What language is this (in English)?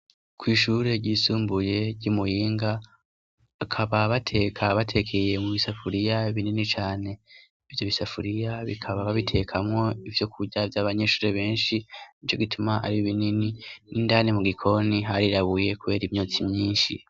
Rundi